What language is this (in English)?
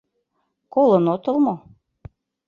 Mari